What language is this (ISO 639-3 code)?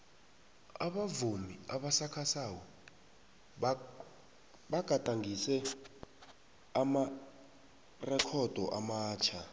nbl